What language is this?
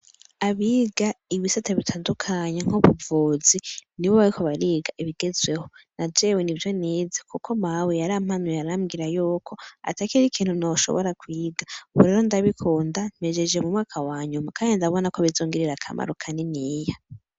Rundi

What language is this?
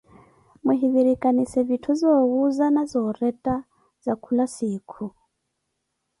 Koti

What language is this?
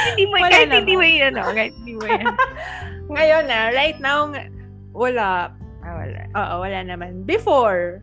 Filipino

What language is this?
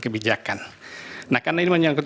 Indonesian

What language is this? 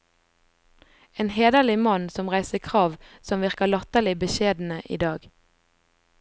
Norwegian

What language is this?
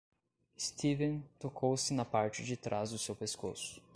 Portuguese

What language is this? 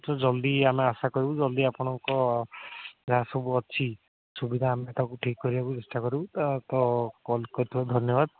Odia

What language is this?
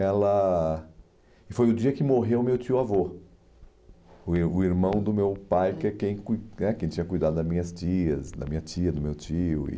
Portuguese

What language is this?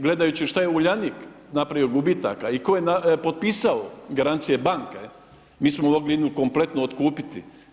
Croatian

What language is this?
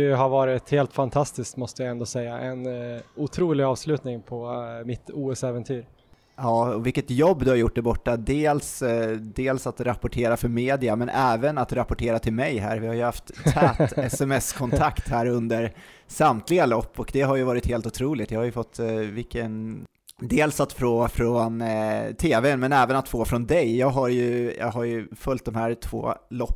Swedish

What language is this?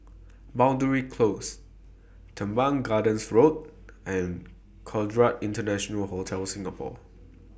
English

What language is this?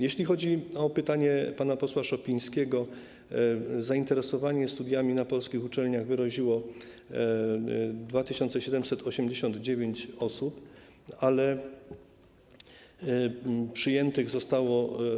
Polish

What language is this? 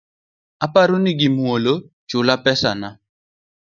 Luo (Kenya and Tanzania)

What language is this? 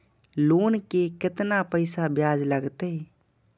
Maithili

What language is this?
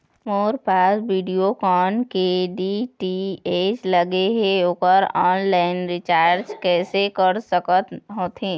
Chhattisgarhi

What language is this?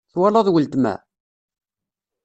Kabyle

